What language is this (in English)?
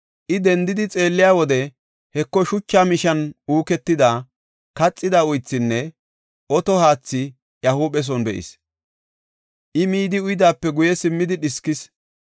Gofa